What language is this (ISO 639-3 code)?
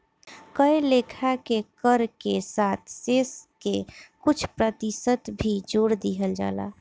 bho